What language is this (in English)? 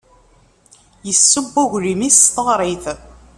Kabyle